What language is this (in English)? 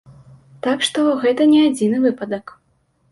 Belarusian